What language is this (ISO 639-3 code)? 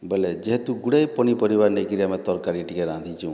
ori